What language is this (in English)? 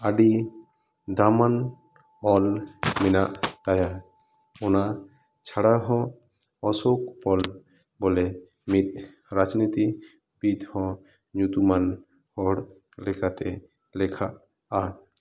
Santali